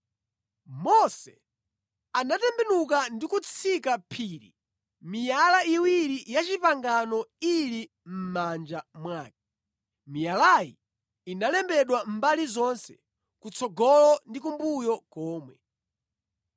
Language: Nyanja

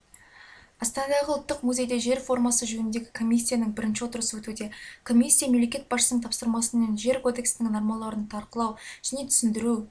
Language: Kazakh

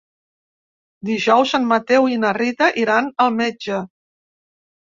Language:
Catalan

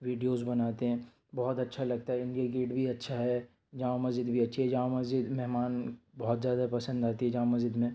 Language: Urdu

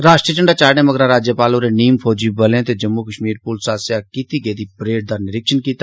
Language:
Dogri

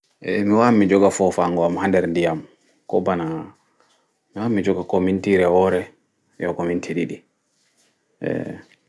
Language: Fula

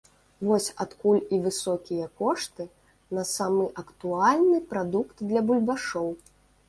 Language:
Belarusian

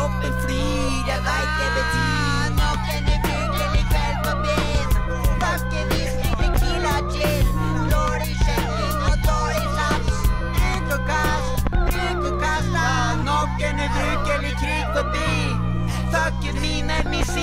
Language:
Norwegian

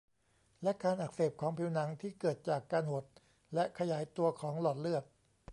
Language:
Thai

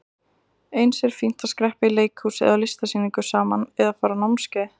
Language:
Icelandic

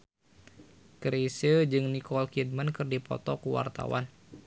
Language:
Sundanese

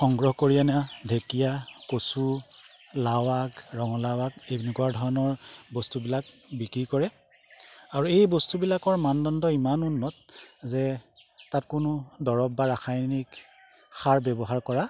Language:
Assamese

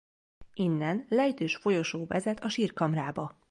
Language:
Hungarian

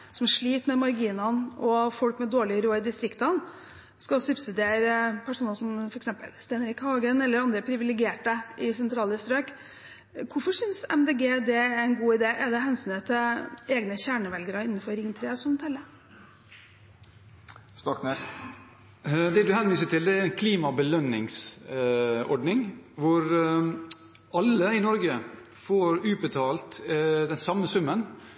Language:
Norwegian Bokmål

